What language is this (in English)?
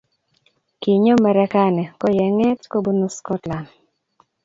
Kalenjin